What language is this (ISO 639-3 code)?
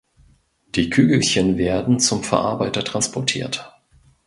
deu